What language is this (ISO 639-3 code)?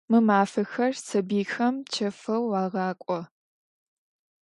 ady